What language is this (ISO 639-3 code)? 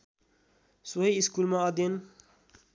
nep